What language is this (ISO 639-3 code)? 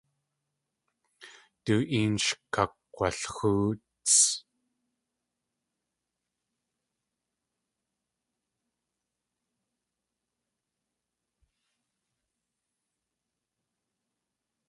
tli